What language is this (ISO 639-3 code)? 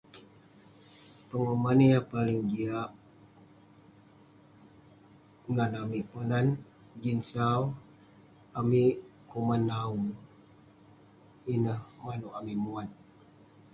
pne